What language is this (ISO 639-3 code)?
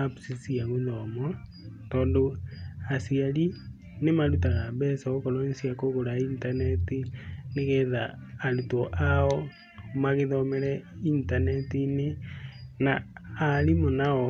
kik